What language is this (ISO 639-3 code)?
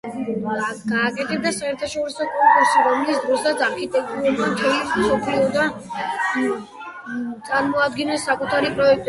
kat